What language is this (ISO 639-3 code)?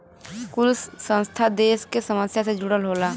bho